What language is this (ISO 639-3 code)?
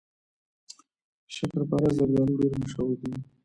pus